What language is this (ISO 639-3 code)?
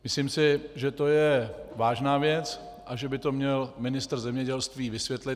ces